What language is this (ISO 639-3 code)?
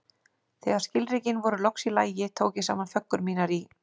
isl